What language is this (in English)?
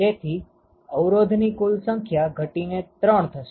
Gujarati